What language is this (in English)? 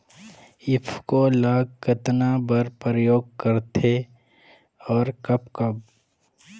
Chhattisgarhi